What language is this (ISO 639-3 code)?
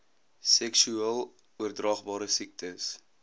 afr